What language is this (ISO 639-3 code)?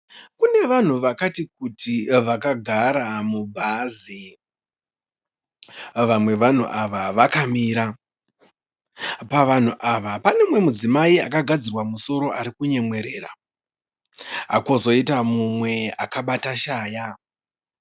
sna